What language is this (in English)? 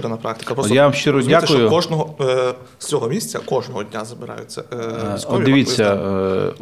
Ukrainian